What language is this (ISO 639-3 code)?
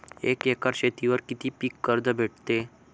mar